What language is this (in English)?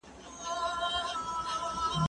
Pashto